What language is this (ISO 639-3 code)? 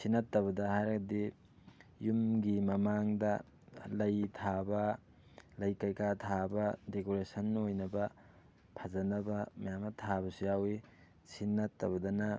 mni